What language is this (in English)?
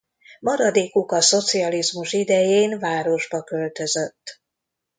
Hungarian